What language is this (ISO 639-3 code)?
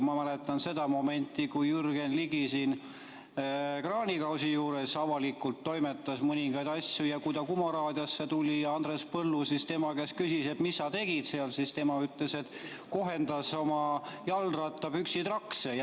est